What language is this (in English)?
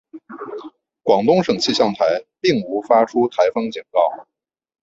Chinese